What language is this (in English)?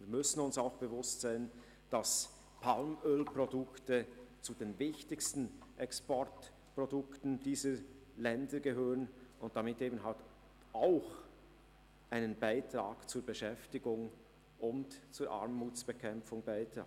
Swiss German